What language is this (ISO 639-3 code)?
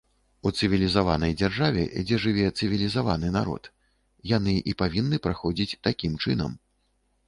bel